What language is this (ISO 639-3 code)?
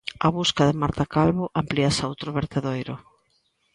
glg